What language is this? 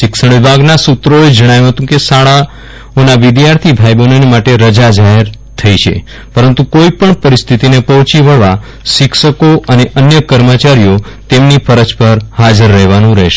Gujarati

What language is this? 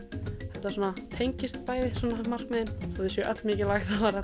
Icelandic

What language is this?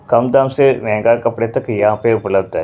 Hindi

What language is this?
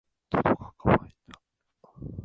Japanese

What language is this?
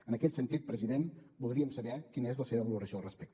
Catalan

